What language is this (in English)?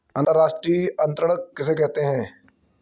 Hindi